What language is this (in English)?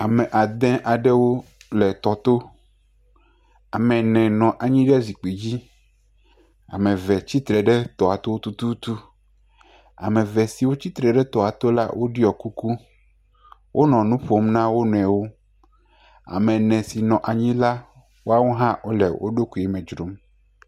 Ewe